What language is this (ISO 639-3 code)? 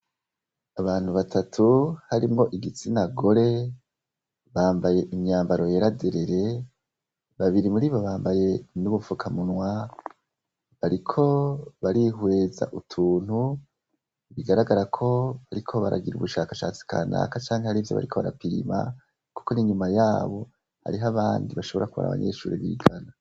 run